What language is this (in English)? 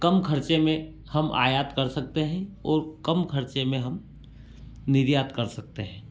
Hindi